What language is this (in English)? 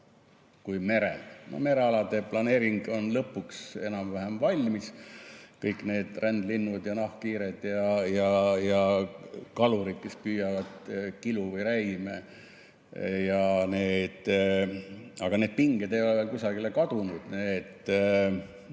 Estonian